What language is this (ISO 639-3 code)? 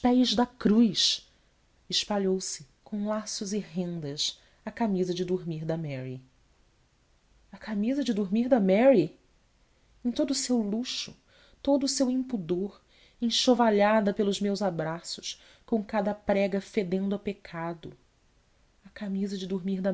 por